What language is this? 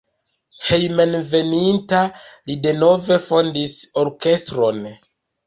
Esperanto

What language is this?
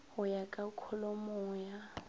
Northern Sotho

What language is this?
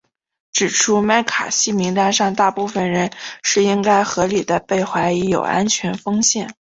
Chinese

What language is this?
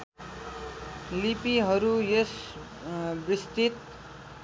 Nepali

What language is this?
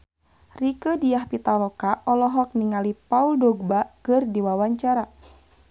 Sundanese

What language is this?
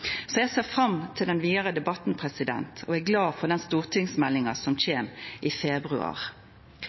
Norwegian Nynorsk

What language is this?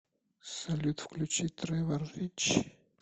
Russian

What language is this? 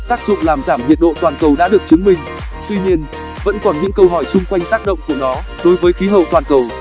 Vietnamese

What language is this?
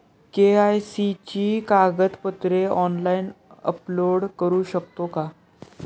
Marathi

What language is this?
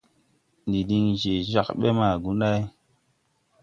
Tupuri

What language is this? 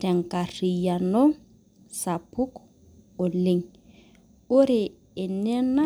Masai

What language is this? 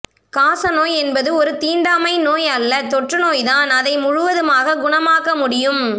Tamil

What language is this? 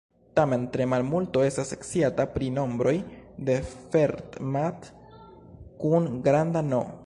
Esperanto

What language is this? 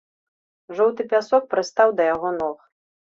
Belarusian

